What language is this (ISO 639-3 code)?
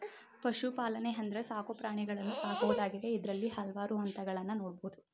kan